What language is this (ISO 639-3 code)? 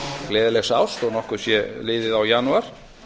isl